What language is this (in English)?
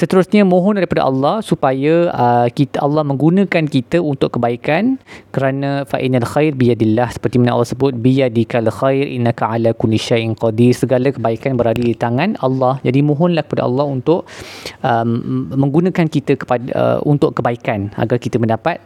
Malay